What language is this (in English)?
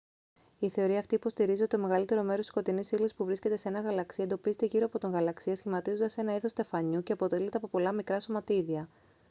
Greek